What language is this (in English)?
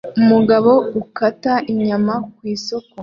Kinyarwanda